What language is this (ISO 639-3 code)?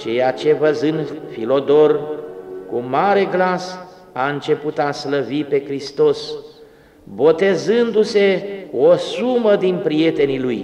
ron